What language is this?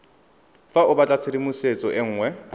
Tswana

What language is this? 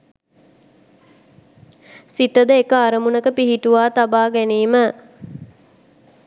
Sinhala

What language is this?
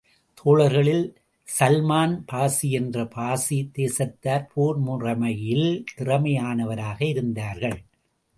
Tamil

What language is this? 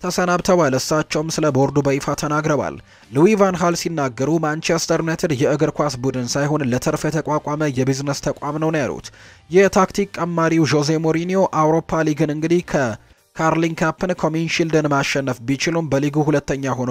Arabic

